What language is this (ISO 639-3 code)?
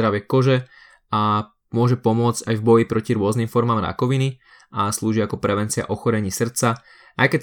slk